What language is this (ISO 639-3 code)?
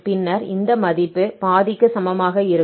tam